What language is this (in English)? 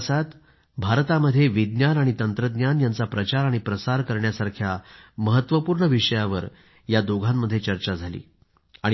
Marathi